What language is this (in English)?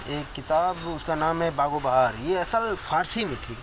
Urdu